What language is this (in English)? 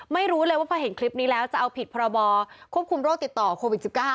Thai